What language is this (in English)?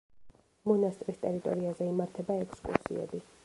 Georgian